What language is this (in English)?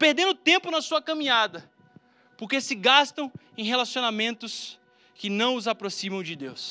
Portuguese